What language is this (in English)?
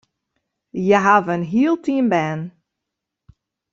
Western Frisian